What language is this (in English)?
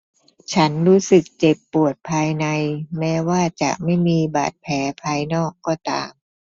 Thai